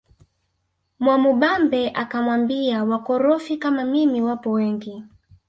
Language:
Swahili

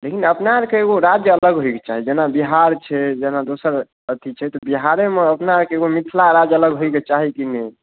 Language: Maithili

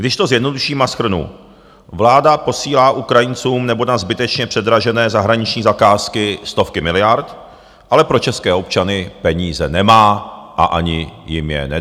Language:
Czech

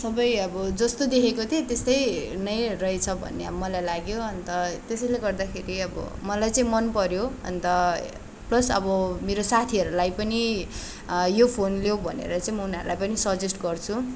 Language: Nepali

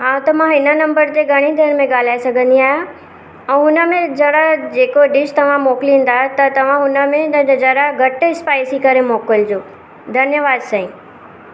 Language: Sindhi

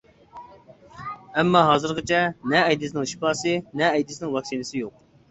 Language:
Uyghur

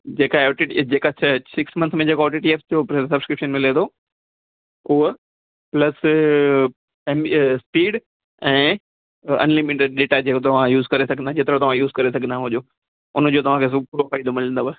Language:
Sindhi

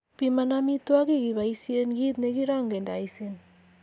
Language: Kalenjin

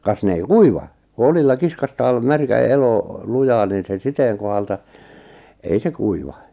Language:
Finnish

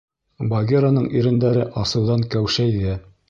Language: Bashkir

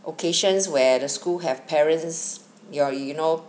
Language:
English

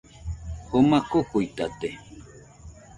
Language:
Nüpode Huitoto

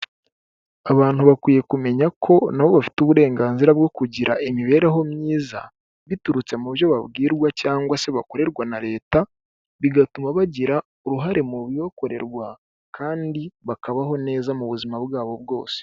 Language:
Kinyarwanda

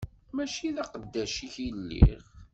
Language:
Kabyle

